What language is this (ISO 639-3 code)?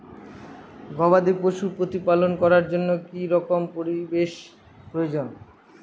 ben